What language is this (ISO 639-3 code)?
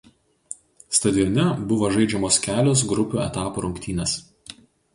lit